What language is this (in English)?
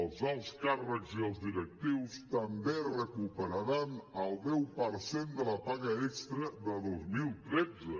Catalan